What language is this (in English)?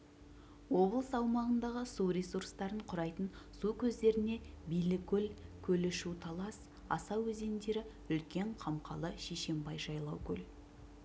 Kazakh